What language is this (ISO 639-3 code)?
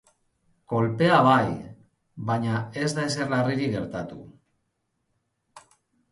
eus